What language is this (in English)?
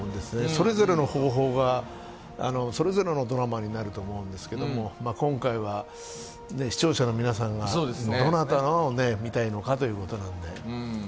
Japanese